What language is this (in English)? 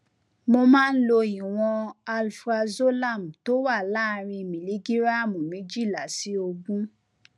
Yoruba